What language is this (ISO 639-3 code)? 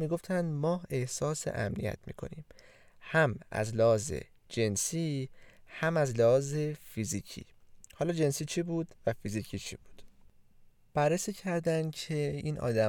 fas